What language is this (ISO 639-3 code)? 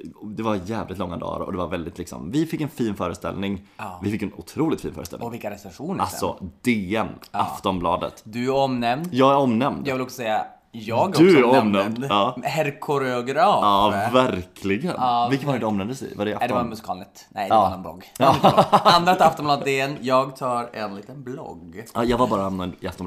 swe